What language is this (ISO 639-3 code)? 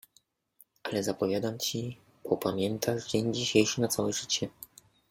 pol